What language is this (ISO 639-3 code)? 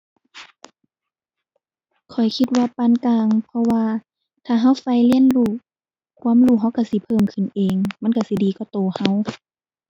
tha